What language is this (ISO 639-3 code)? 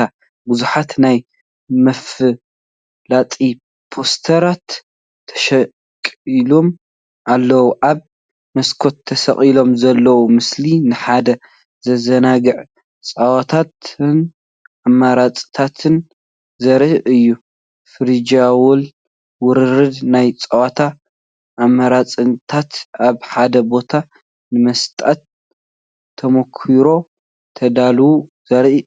tir